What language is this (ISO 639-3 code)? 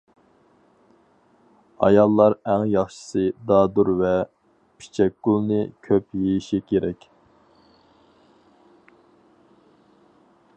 uig